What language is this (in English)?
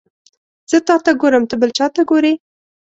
Pashto